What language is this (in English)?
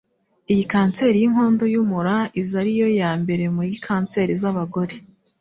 Kinyarwanda